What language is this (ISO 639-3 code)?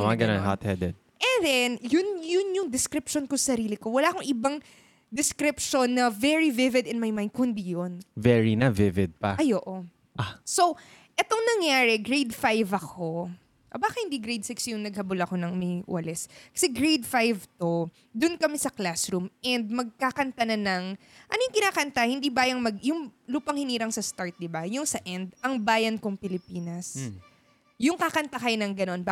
fil